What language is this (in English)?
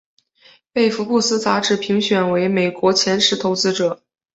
Chinese